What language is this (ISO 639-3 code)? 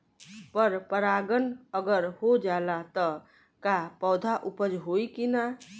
bho